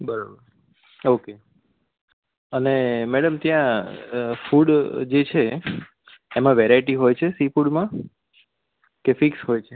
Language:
Gujarati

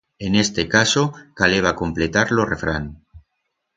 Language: Aragonese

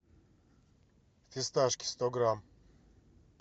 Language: Russian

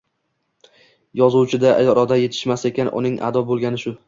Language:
Uzbek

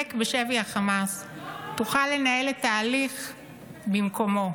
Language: Hebrew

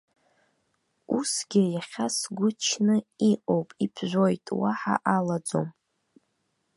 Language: Abkhazian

